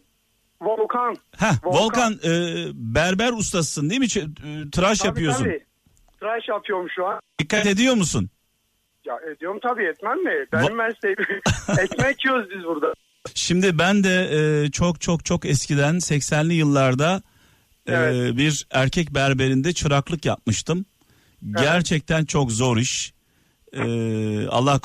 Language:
Turkish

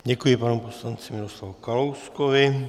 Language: Czech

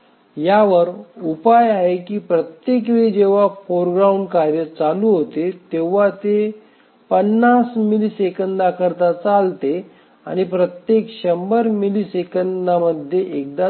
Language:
Marathi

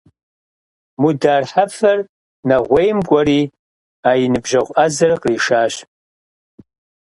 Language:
Kabardian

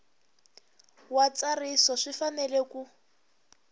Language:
Tsonga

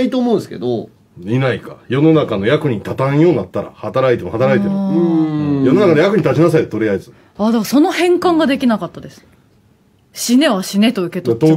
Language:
Japanese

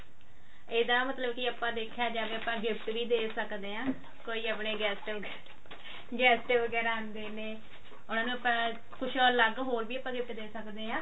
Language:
Punjabi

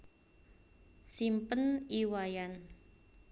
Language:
Javanese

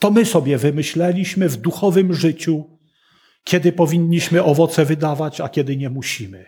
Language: Polish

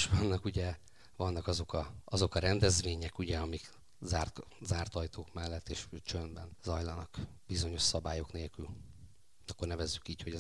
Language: Hungarian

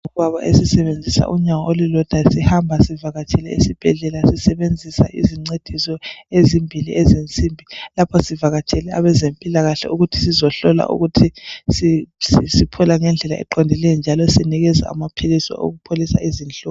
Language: North Ndebele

